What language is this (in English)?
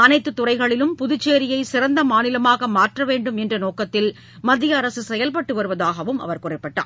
Tamil